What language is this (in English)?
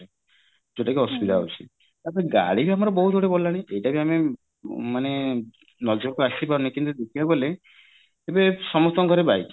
Odia